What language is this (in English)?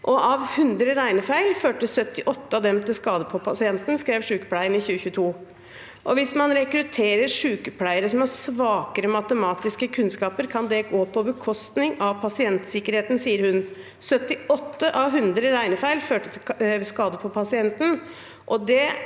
Norwegian